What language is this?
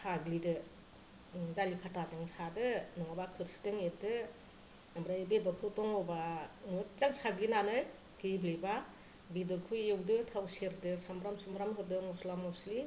Bodo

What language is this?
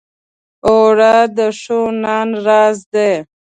Pashto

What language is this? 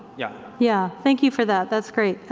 English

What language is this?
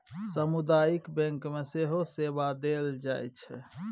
Maithili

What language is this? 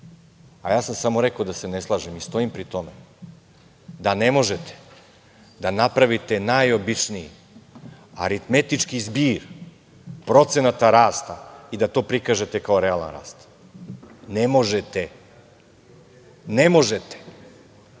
Serbian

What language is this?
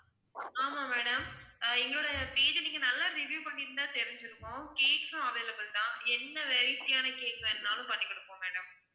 Tamil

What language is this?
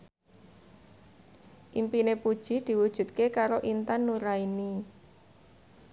Javanese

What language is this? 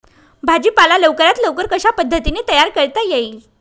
Marathi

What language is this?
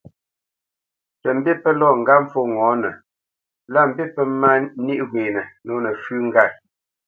Bamenyam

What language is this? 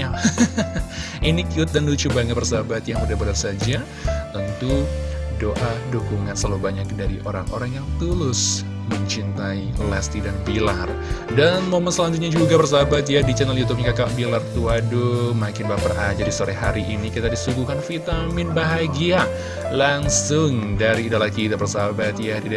Indonesian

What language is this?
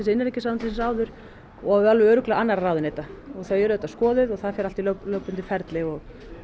Icelandic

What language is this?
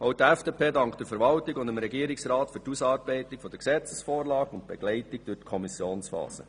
Swiss German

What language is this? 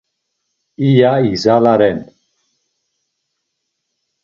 Laz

